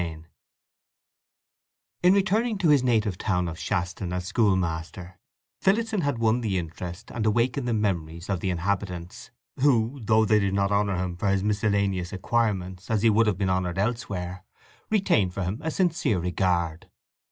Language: English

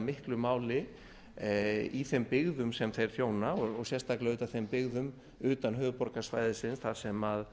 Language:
Icelandic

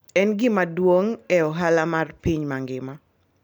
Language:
Luo (Kenya and Tanzania)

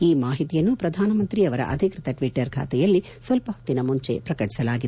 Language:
Kannada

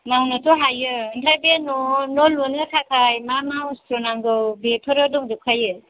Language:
Bodo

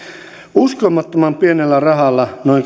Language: Finnish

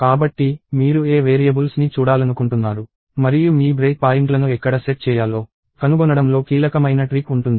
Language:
Telugu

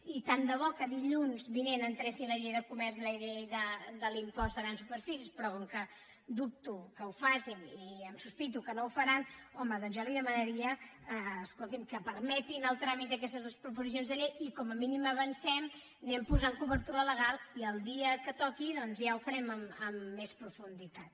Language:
Catalan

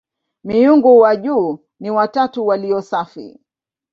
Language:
Swahili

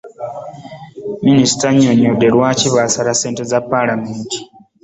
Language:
Ganda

